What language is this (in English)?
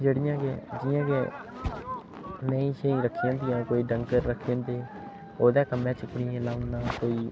Dogri